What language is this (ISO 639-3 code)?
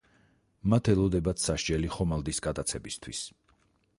kat